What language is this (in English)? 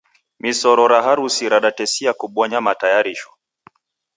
Taita